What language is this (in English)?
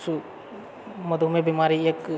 Maithili